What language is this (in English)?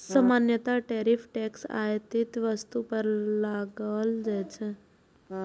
Maithili